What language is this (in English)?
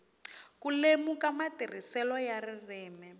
Tsonga